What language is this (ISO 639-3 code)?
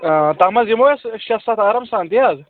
kas